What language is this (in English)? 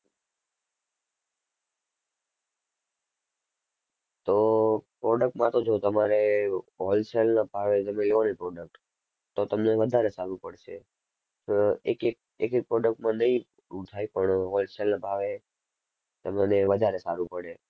Gujarati